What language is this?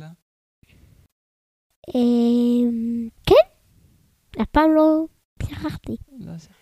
Hebrew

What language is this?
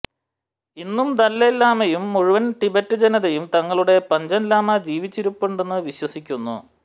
Malayalam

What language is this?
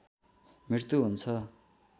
Nepali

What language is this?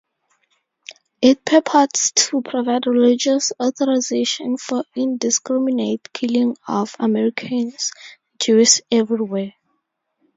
English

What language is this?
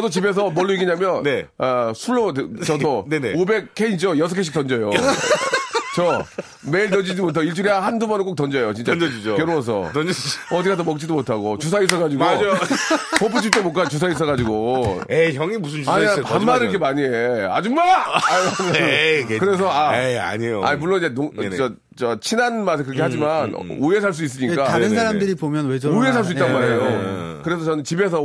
Korean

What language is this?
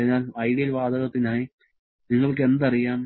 Malayalam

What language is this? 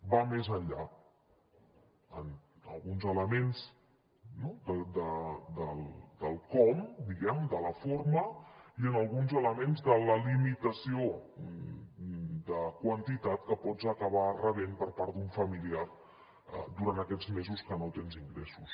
Catalan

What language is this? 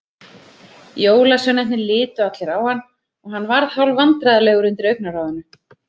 Icelandic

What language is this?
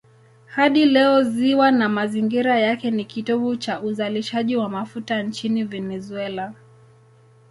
Swahili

